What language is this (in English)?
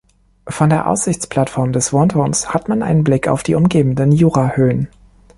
German